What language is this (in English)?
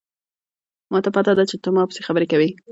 Pashto